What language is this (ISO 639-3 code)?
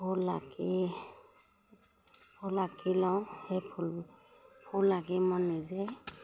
asm